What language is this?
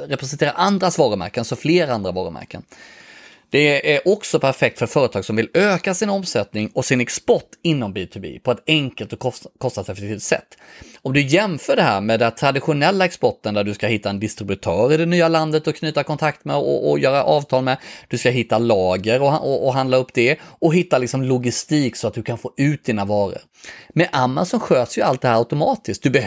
Swedish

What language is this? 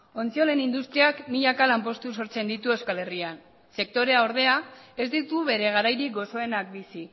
Basque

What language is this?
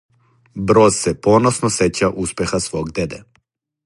Serbian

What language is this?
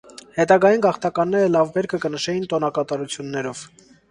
Armenian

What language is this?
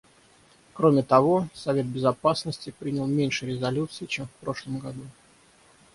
Russian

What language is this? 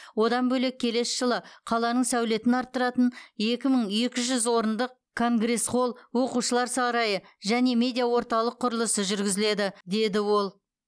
Kazakh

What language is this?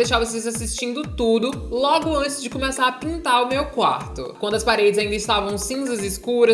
Portuguese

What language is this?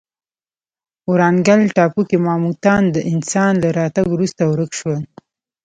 Pashto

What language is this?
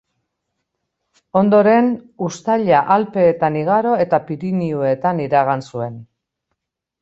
Basque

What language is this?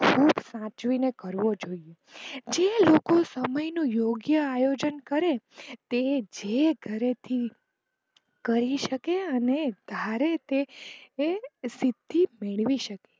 Gujarati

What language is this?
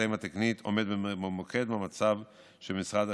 Hebrew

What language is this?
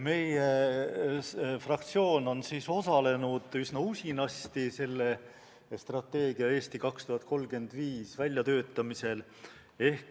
Estonian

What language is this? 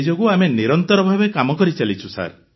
Odia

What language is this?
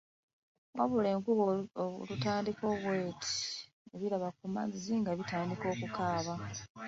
Ganda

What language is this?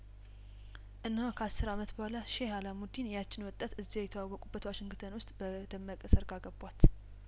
Amharic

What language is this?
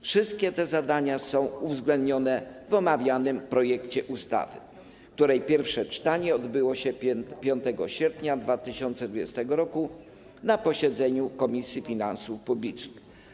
Polish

